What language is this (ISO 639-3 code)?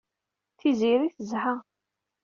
kab